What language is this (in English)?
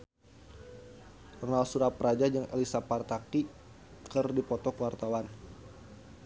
Sundanese